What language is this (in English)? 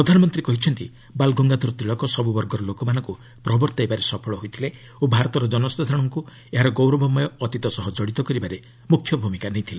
Odia